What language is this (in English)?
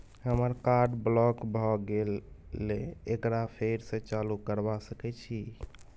Maithili